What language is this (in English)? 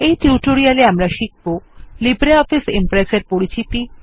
Bangla